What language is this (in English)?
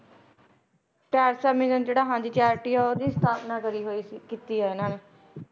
Punjabi